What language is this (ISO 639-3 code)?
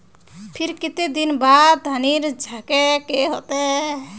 mag